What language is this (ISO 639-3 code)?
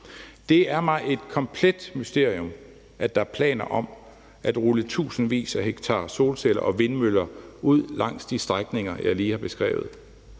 dan